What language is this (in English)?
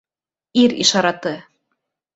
Bashkir